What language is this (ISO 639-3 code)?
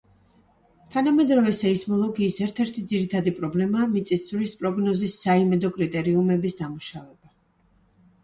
kat